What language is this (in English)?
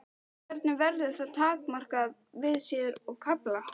Icelandic